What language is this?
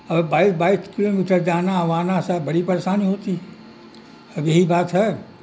Urdu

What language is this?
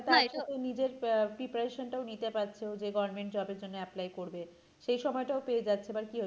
Bangla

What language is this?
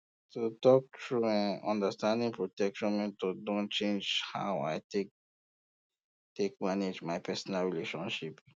Nigerian Pidgin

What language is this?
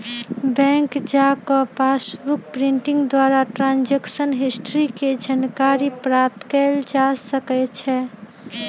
Magahi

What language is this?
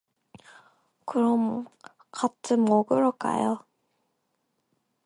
Korean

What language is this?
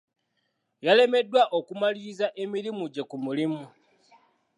Ganda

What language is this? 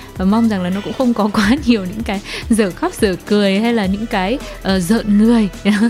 Vietnamese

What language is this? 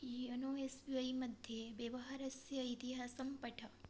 Sanskrit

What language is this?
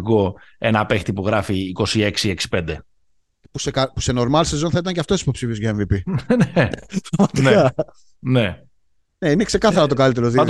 Greek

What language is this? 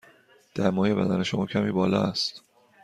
Persian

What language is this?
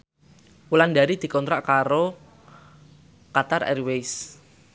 Javanese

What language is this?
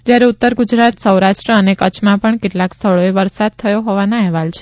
Gujarati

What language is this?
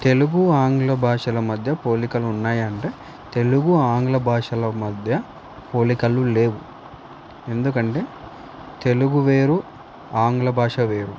Telugu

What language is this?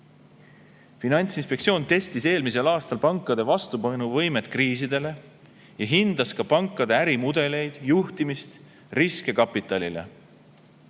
Estonian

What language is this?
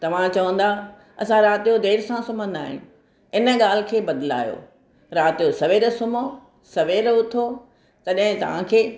Sindhi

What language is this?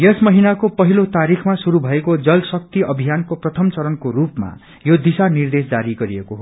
Nepali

